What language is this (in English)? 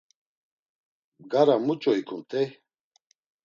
Laz